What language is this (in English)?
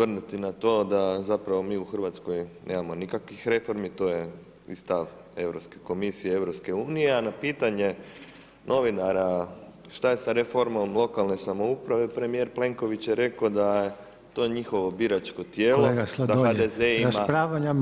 Croatian